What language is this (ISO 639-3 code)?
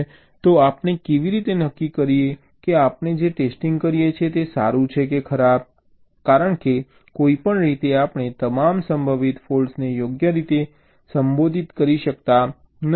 guj